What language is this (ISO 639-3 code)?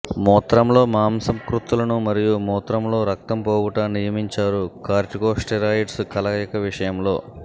tel